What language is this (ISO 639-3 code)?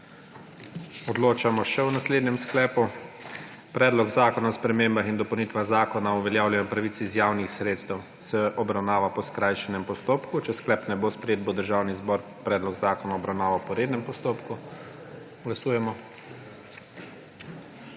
slv